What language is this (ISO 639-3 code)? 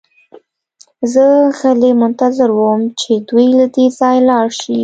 pus